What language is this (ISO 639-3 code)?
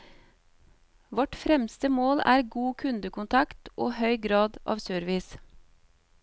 nor